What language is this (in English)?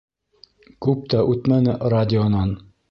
Bashkir